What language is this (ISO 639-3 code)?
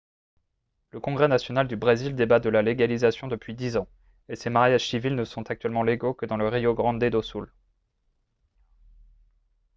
fra